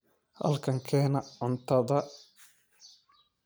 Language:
Somali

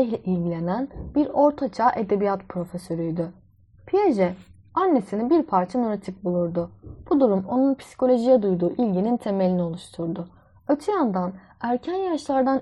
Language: Turkish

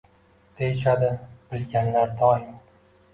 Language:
Uzbek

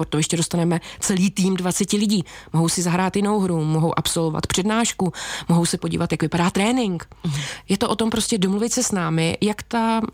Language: Czech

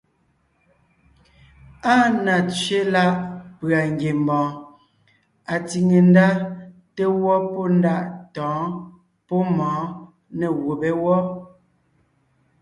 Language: Ngiemboon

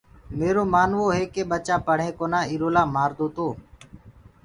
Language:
Gurgula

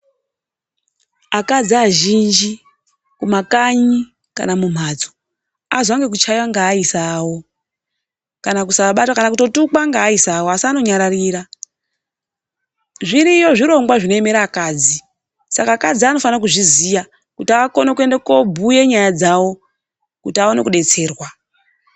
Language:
Ndau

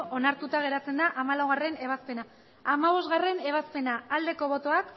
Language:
Basque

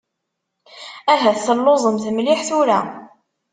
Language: Kabyle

